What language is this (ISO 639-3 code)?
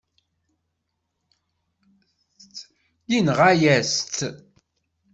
kab